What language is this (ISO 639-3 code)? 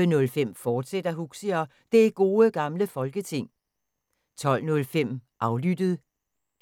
dan